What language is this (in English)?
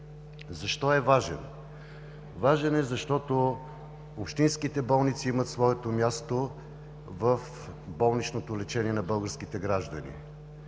Bulgarian